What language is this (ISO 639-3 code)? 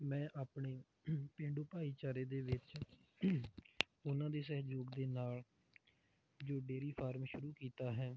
pan